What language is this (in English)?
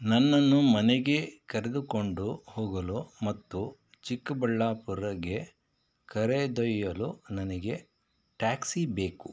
Kannada